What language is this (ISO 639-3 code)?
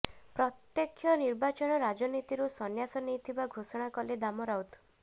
ori